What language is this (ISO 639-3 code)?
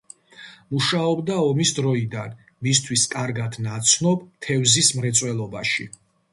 kat